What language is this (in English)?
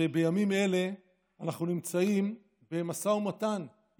Hebrew